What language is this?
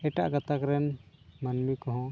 Santali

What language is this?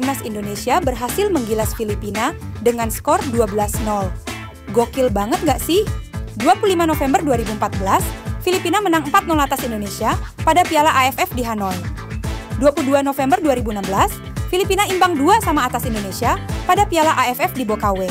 Indonesian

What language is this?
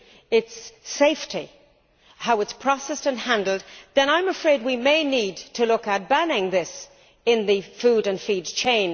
English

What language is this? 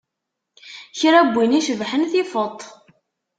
Kabyle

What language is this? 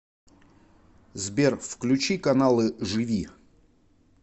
Russian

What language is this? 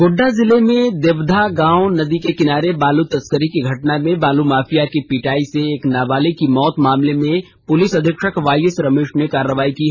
Hindi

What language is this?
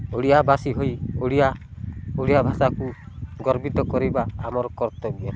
Odia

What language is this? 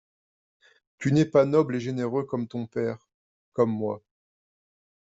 French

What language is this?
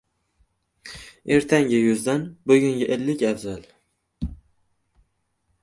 Uzbek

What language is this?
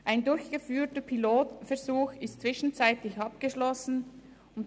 Swiss German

